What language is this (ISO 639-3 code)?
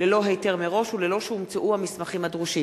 heb